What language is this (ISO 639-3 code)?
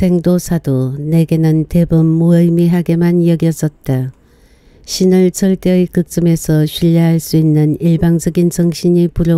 kor